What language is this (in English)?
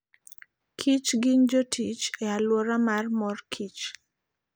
Luo (Kenya and Tanzania)